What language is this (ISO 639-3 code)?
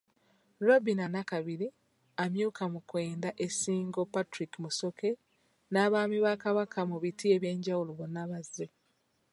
lug